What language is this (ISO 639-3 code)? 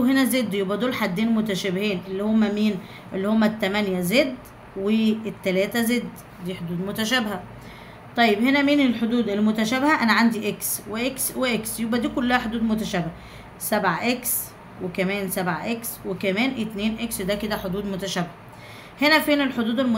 ara